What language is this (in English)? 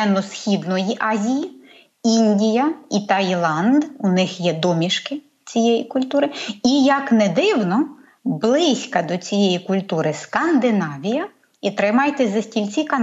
Ukrainian